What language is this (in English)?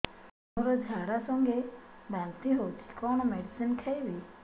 Odia